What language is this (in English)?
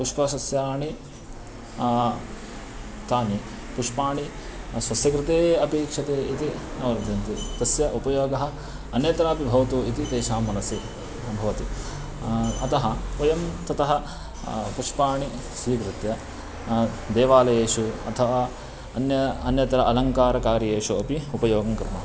Sanskrit